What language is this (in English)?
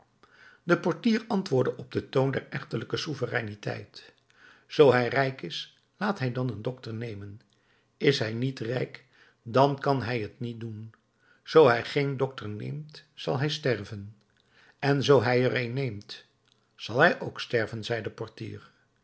Dutch